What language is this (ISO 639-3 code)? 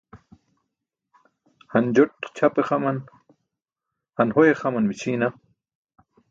bsk